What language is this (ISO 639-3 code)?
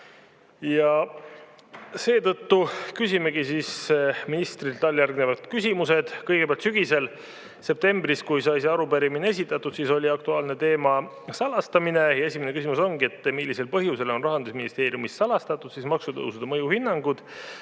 est